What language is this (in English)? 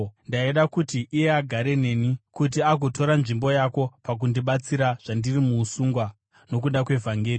Shona